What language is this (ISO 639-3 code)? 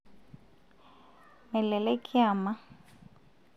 mas